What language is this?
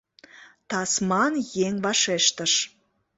Mari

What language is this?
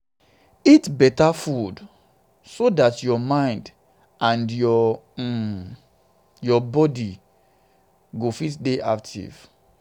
Nigerian Pidgin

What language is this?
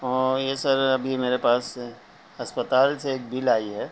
Urdu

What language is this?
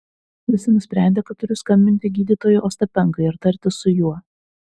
Lithuanian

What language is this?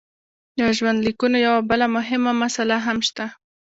Pashto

